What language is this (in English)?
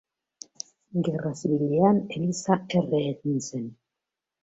Basque